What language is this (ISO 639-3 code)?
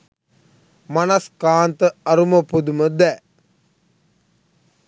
sin